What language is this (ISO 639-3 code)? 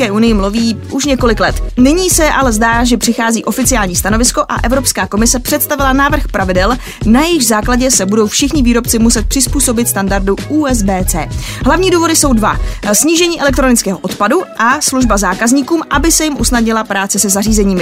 ces